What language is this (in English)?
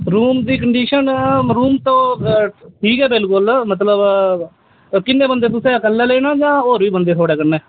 Dogri